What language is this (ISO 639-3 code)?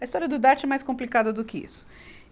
por